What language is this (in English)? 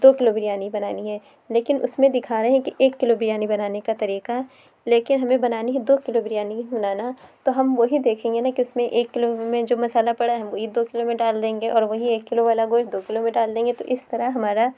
Urdu